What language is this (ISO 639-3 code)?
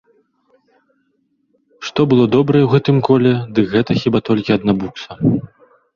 bel